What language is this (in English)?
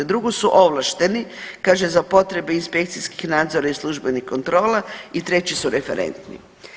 Croatian